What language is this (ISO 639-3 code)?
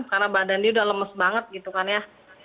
ind